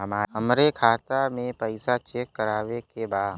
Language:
Bhojpuri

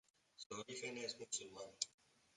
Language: Spanish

